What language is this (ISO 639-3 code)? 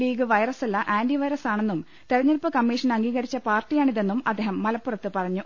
mal